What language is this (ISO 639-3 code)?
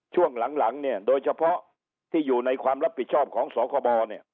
tha